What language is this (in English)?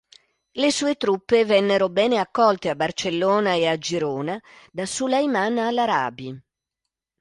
Italian